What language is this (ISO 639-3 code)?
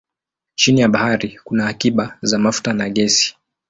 swa